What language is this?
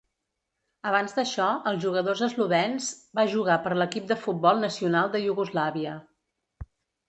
Catalan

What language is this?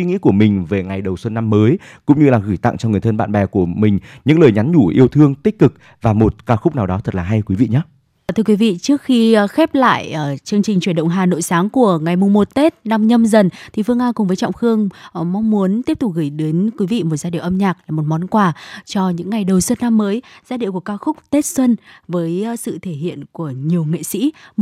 Vietnamese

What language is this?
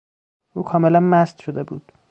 Persian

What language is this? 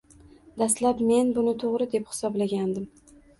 Uzbek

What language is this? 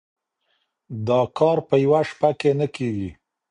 Pashto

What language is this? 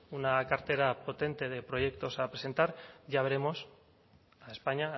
Spanish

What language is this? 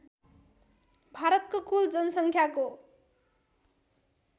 Nepali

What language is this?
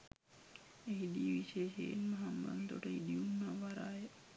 Sinhala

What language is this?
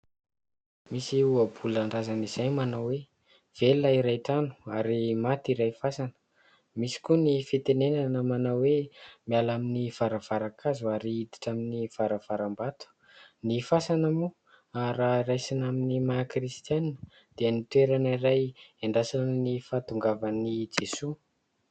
Malagasy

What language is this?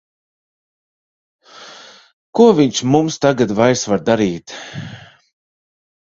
Latvian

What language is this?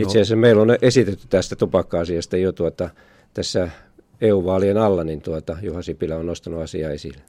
Finnish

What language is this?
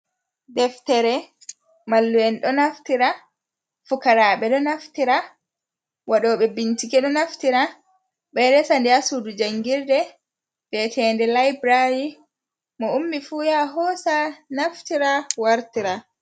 Fula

